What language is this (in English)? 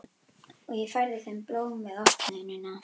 Icelandic